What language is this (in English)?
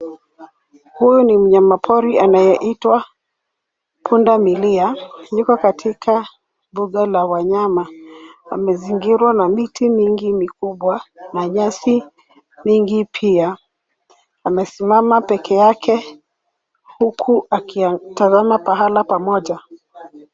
Swahili